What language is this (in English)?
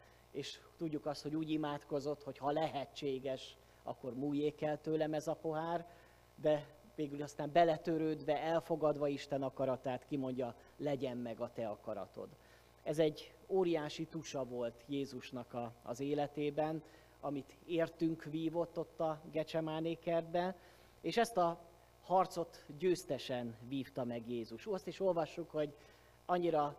Hungarian